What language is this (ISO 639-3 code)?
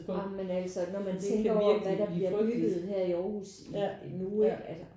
dan